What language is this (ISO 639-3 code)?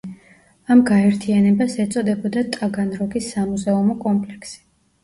kat